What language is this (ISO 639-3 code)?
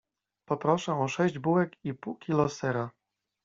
pol